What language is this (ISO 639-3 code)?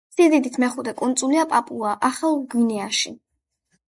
kat